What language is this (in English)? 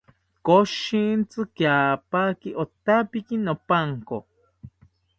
South Ucayali Ashéninka